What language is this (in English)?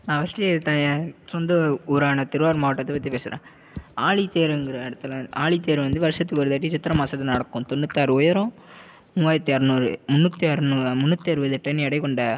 Tamil